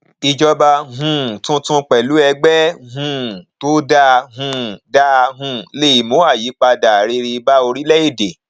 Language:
Yoruba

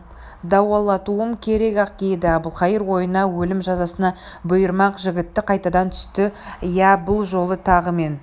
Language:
Kazakh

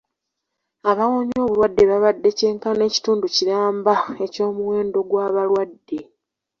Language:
Ganda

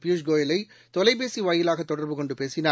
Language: Tamil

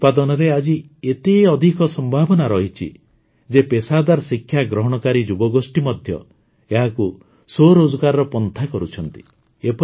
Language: Odia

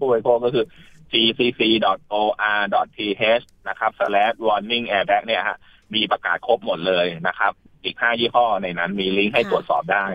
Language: Thai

